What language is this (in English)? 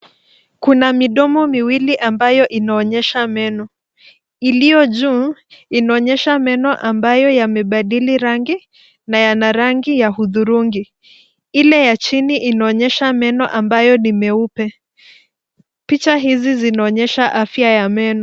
Swahili